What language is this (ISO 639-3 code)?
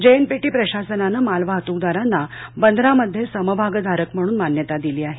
mar